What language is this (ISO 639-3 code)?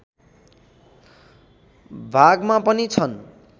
nep